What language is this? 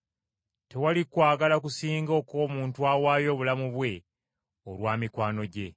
Ganda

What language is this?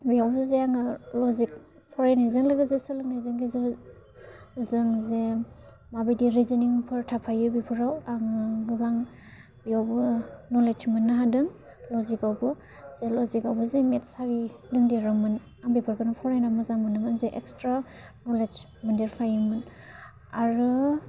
Bodo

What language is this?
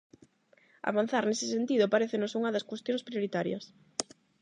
Galician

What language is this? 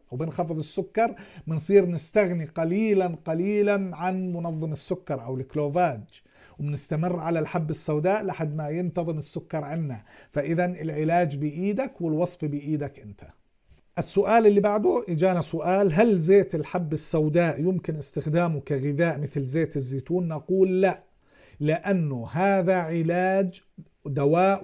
Arabic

